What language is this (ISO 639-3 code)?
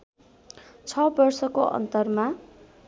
nep